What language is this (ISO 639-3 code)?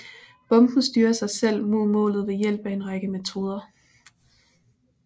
dan